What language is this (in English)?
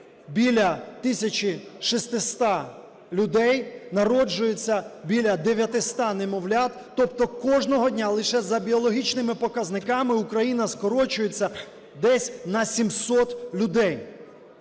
Ukrainian